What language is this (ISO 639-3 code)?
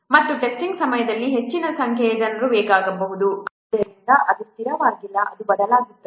kan